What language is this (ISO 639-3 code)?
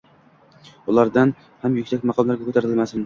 uzb